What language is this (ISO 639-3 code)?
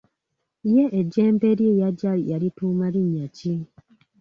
lug